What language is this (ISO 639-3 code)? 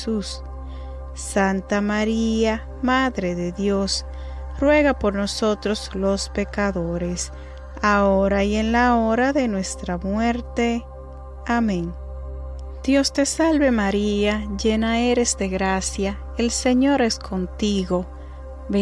spa